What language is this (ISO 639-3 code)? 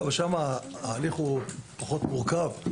heb